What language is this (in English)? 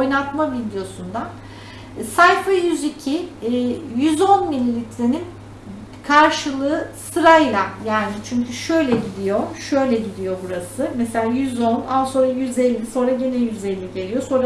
Turkish